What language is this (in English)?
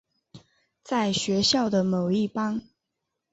Chinese